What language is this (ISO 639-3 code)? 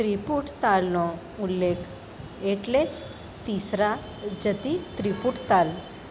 guj